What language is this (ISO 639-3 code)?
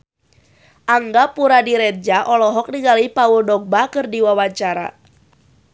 sun